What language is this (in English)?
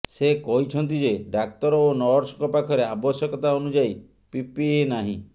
Odia